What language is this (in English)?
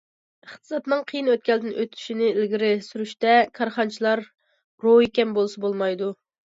Uyghur